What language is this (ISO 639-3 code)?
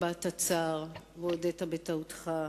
heb